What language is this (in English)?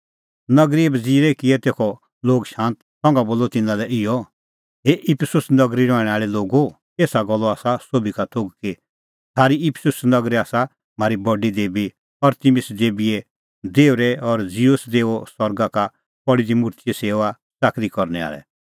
Kullu Pahari